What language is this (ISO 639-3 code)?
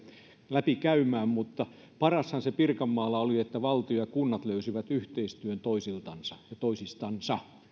fin